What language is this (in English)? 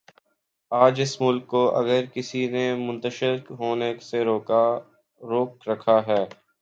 Urdu